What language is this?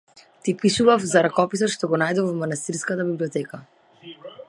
Macedonian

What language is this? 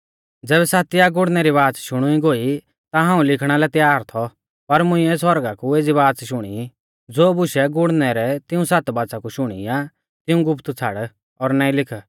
Mahasu Pahari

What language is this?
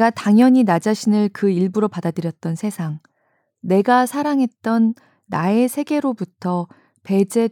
Korean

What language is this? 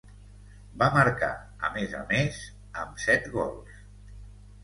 Catalan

